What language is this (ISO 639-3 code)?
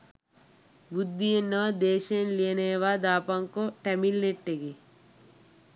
sin